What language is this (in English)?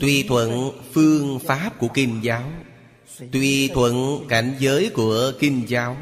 Vietnamese